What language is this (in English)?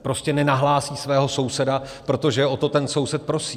Czech